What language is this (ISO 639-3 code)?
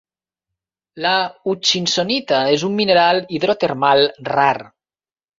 cat